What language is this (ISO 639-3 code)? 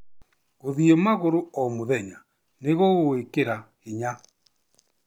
kik